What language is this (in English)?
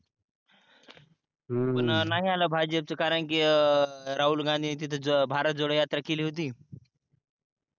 Marathi